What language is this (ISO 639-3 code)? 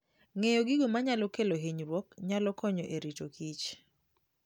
luo